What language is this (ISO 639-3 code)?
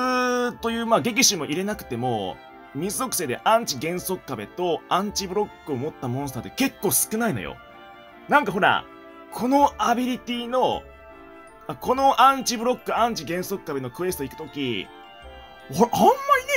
jpn